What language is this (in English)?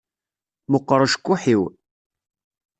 Kabyle